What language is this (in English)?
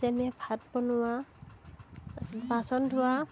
Assamese